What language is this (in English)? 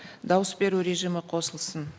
Kazakh